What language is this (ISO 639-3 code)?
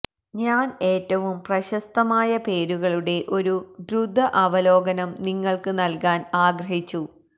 mal